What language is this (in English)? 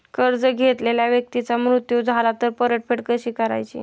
Marathi